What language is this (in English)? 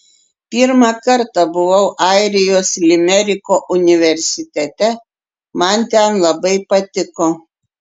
Lithuanian